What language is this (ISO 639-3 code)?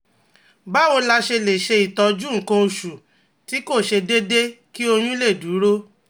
yor